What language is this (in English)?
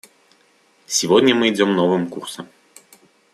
Russian